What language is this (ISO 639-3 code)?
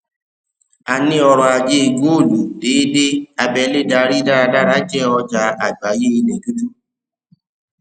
yor